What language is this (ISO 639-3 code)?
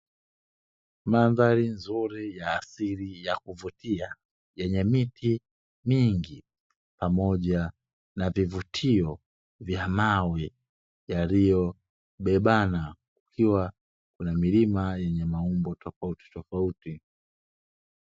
swa